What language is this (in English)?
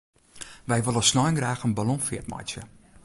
Western Frisian